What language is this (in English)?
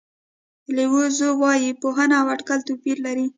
Pashto